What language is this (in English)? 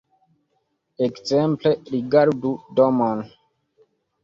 Esperanto